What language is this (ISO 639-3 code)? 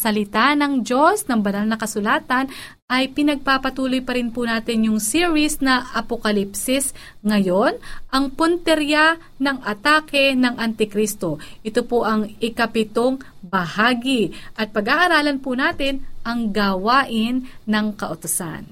fil